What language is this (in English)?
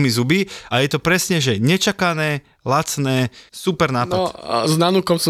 Slovak